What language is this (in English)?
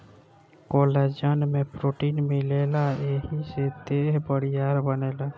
Bhojpuri